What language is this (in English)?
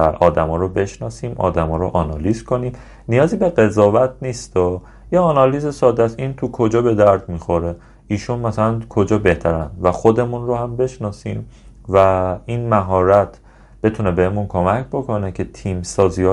Persian